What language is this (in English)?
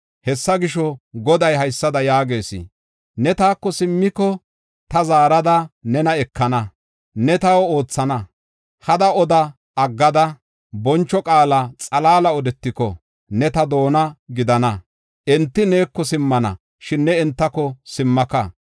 Gofa